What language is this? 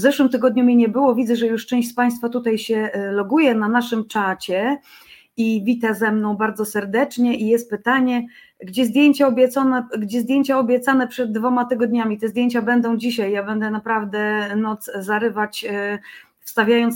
Polish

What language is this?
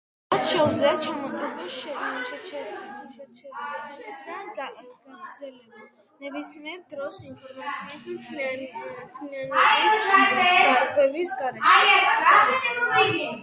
Georgian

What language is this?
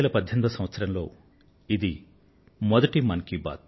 Telugu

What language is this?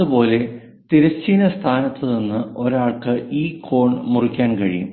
Malayalam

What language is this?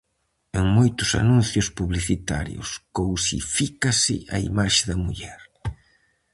Galician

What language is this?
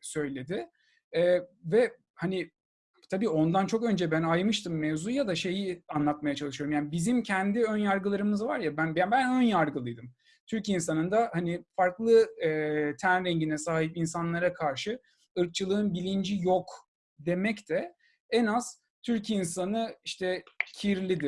Turkish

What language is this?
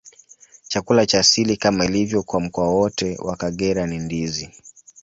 Swahili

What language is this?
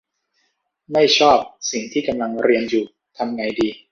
Thai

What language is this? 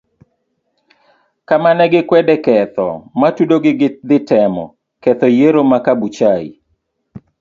Luo (Kenya and Tanzania)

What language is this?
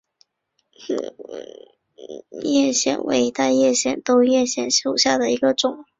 Chinese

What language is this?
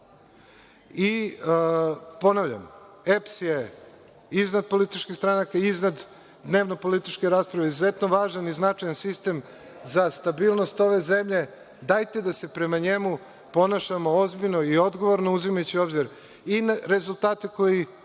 Serbian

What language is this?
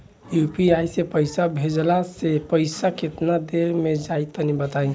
Bhojpuri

